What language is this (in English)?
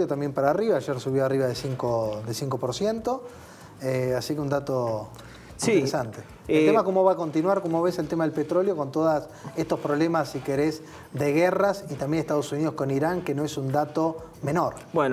Spanish